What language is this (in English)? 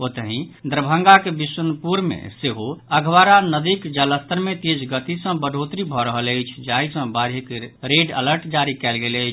Maithili